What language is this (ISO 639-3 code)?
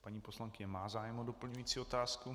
ces